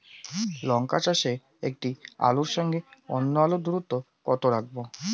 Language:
Bangla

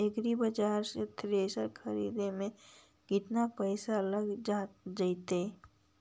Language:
Magahi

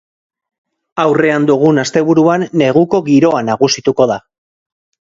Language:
Basque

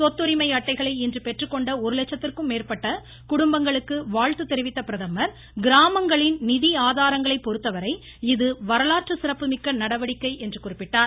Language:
Tamil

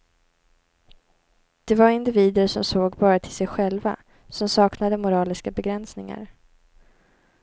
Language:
Swedish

